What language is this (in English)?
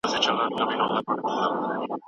Pashto